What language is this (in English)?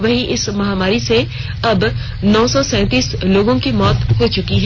Hindi